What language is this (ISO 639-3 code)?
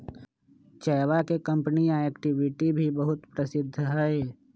mag